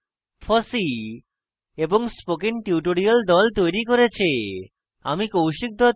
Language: Bangla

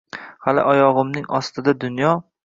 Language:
Uzbek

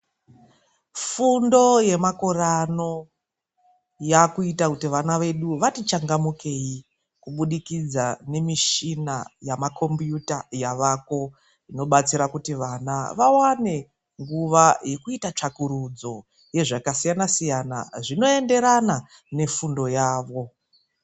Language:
Ndau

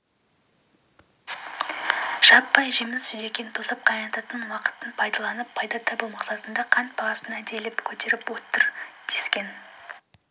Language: Kazakh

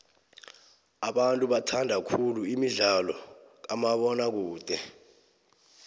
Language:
South Ndebele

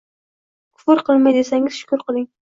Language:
Uzbek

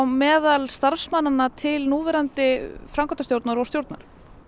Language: Icelandic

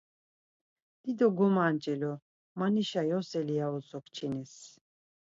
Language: Laz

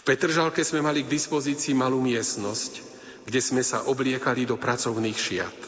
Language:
Slovak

